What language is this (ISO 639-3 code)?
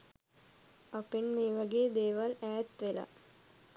sin